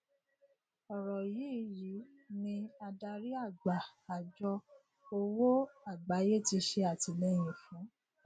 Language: Yoruba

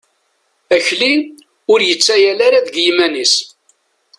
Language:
Kabyle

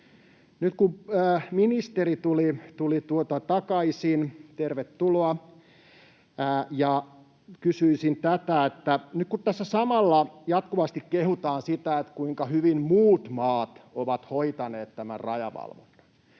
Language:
Finnish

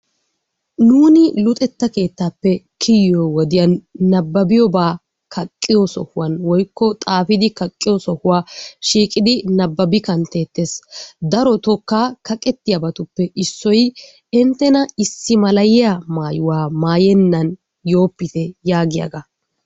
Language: Wolaytta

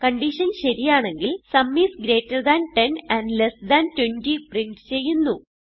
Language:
Malayalam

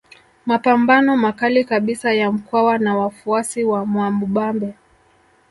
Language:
Swahili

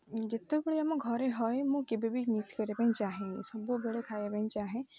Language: Odia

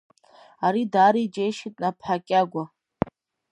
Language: Abkhazian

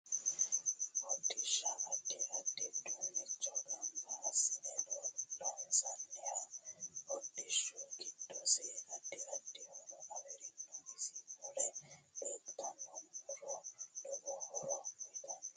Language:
Sidamo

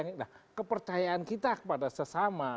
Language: Indonesian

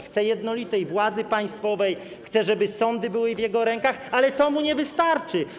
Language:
Polish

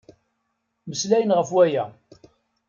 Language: Kabyle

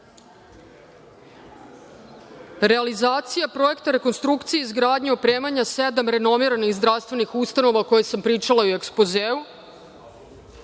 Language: Serbian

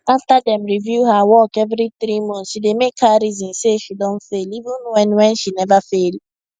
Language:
Nigerian Pidgin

